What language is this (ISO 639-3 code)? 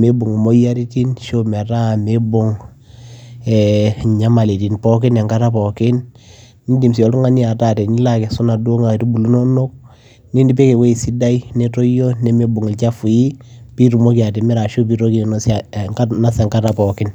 mas